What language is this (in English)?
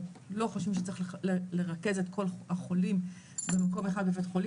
Hebrew